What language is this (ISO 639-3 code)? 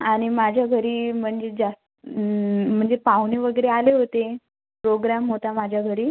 mar